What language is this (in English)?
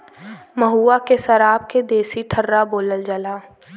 Bhojpuri